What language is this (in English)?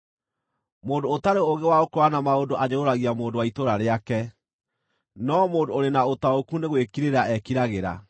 Kikuyu